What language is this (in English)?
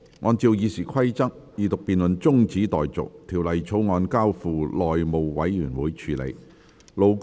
Cantonese